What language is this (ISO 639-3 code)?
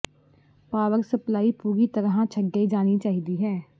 pan